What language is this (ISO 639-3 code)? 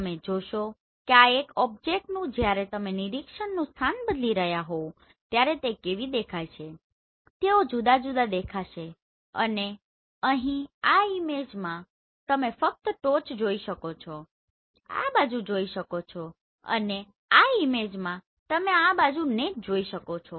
guj